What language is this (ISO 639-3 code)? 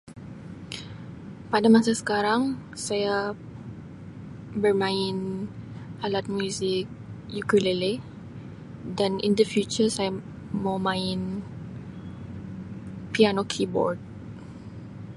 msi